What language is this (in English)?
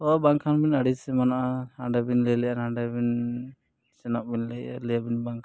Santali